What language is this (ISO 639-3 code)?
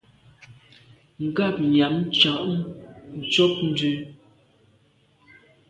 byv